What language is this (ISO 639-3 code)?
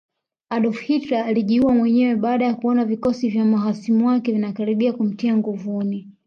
swa